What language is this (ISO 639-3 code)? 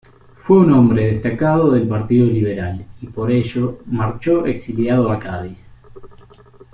spa